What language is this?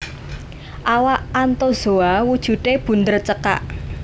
Javanese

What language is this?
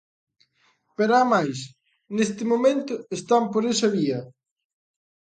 Galician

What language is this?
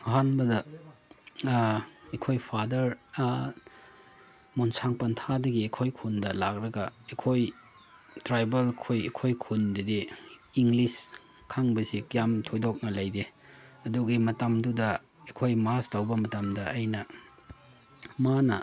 Manipuri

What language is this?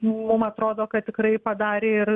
Lithuanian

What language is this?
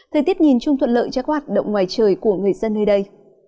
Vietnamese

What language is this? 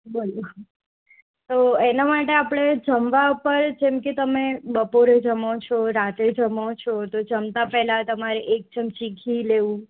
Gujarati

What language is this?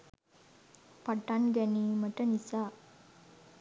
Sinhala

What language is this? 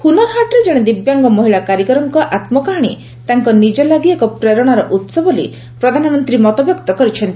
Odia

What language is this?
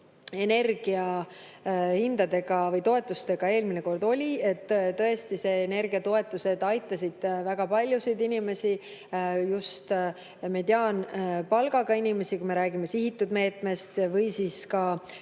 Estonian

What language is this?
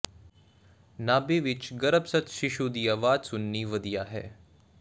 Punjabi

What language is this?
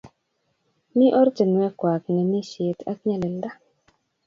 Kalenjin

